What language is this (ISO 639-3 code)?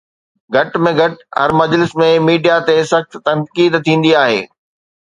snd